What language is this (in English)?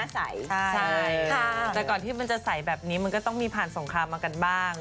Thai